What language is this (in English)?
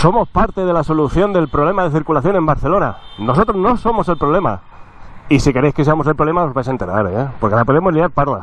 Spanish